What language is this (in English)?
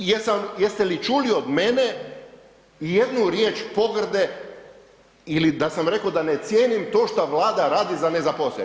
Croatian